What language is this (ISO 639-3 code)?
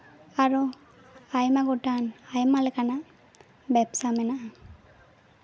sat